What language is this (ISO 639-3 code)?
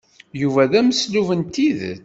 kab